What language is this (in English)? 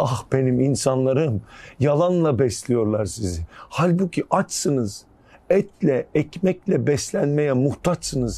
Turkish